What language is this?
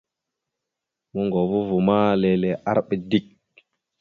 Mada (Cameroon)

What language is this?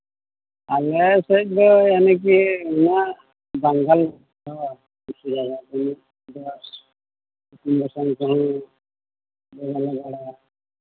Santali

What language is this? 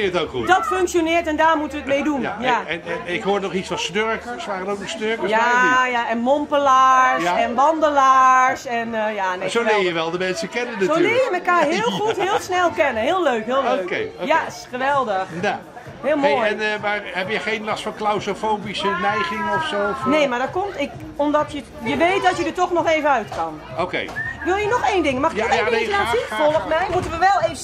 Dutch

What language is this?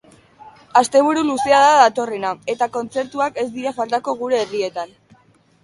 Basque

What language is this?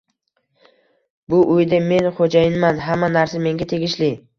Uzbek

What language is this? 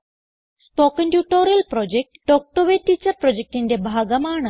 Malayalam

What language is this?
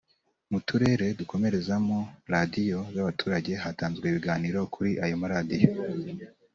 Kinyarwanda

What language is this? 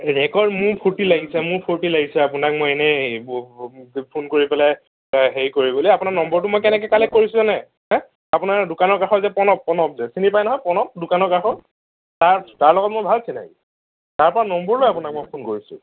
Assamese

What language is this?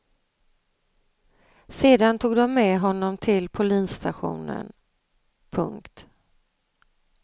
Swedish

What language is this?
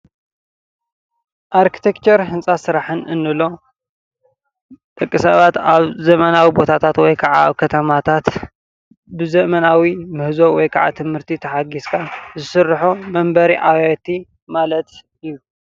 Tigrinya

